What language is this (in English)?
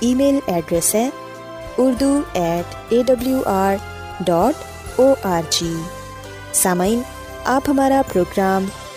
Urdu